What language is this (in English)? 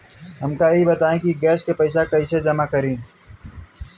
Bhojpuri